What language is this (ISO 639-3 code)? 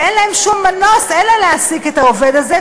heb